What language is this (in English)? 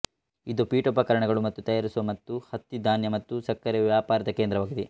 Kannada